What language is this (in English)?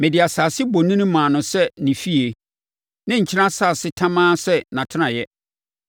Akan